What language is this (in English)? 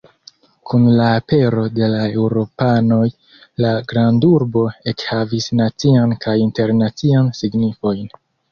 Esperanto